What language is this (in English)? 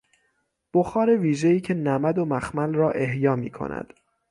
Persian